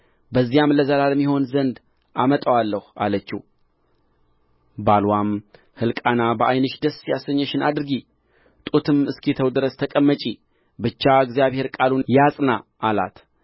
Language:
Amharic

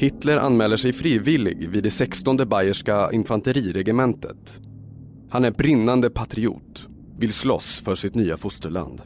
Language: Swedish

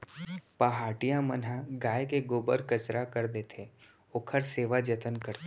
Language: Chhattisgarhi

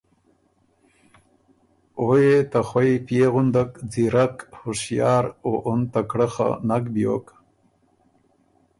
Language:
Ormuri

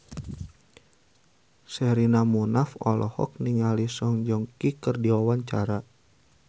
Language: Sundanese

